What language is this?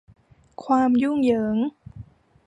Thai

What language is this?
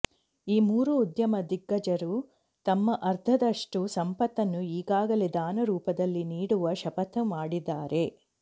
Kannada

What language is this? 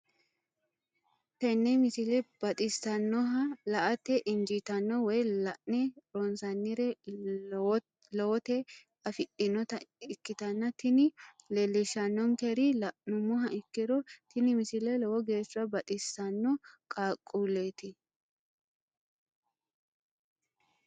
Sidamo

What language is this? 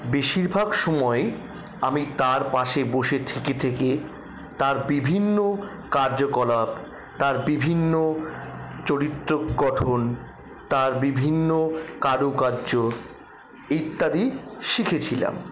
Bangla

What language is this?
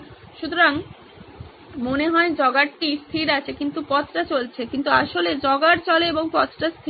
Bangla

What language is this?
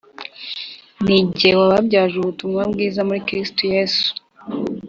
Kinyarwanda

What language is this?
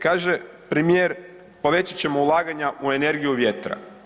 Croatian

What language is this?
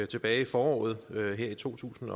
Danish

